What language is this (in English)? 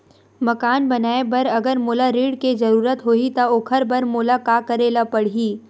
Chhattisgarhi